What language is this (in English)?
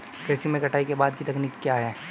Hindi